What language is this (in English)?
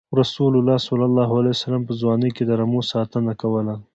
Pashto